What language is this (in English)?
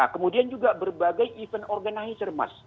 Indonesian